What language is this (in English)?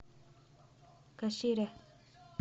Russian